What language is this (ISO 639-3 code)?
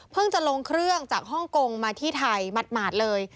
tha